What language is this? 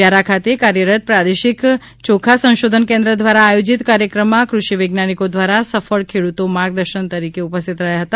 Gujarati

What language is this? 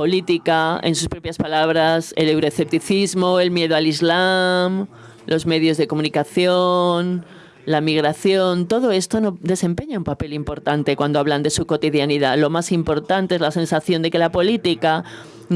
Spanish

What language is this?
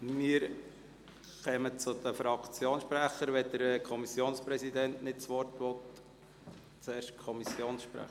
Swiss German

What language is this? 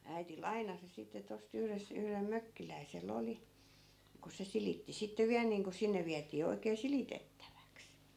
Finnish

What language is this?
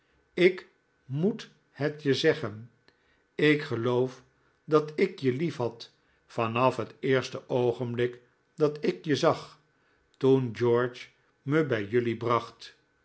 Dutch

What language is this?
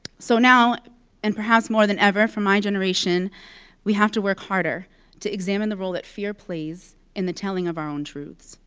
English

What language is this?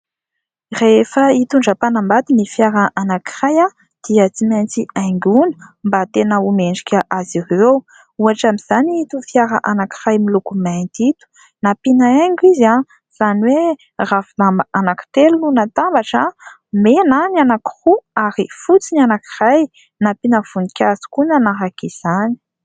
Malagasy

